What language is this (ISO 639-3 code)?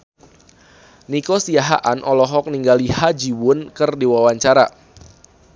sun